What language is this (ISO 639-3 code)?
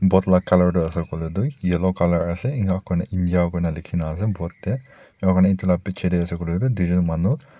nag